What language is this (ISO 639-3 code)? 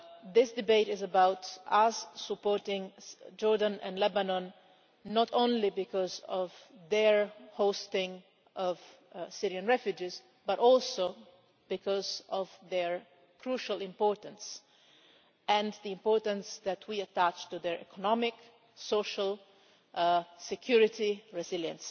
eng